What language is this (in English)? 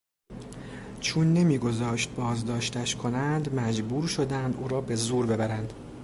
Persian